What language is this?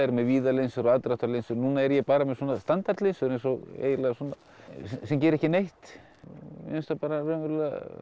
Icelandic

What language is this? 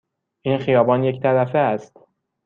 Persian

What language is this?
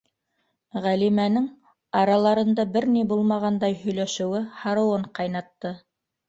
Bashkir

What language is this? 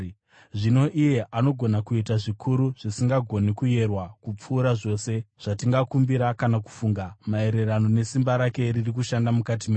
Shona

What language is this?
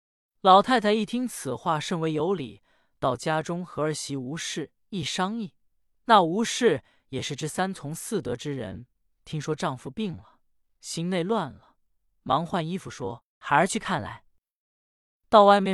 Chinese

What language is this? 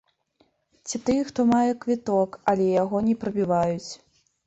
Belarusian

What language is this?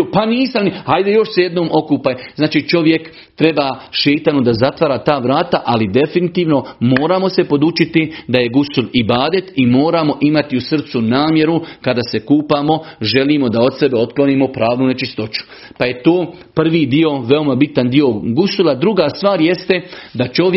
Croatian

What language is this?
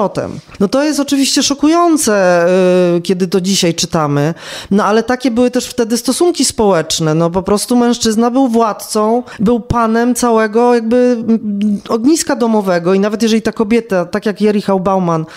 Polish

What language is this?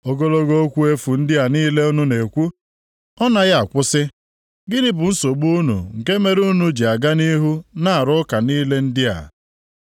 Igbo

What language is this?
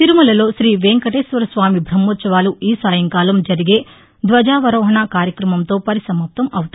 Telugu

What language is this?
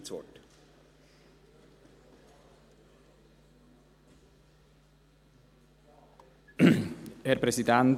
Swiss German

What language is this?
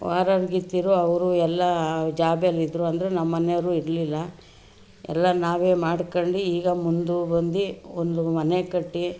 Kannada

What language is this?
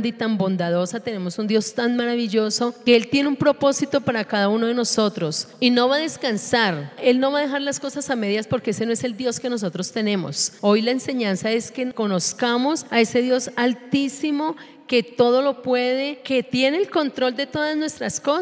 Spanish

